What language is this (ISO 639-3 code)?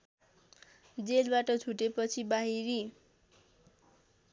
nep